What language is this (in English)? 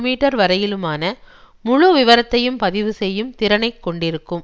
Tamil